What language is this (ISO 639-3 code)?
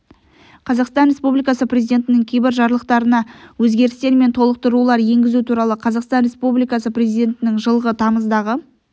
kaz